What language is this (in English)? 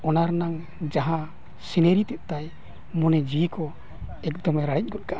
Santali